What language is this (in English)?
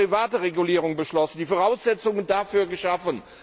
German